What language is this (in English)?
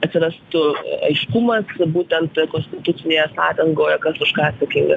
Lithuanian